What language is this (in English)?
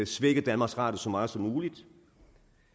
Danish